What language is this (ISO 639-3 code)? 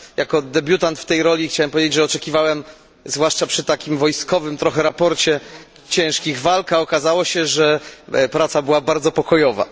pol